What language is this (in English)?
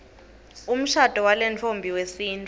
Swati